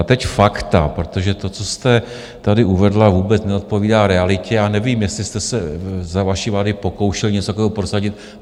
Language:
Czech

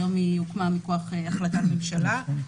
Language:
Hebrew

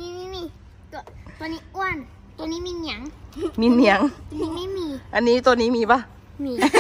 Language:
Thai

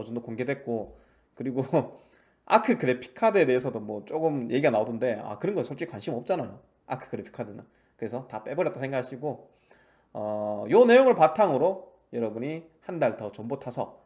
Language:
Korean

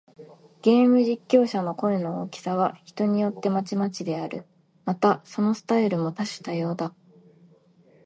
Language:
Japanese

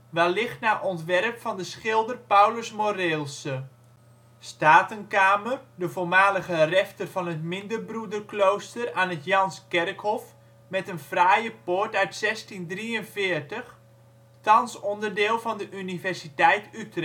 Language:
Dutch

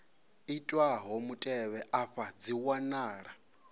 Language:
Venda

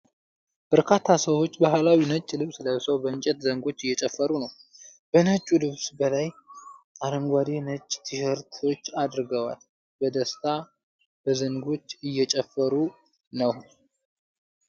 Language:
Amharic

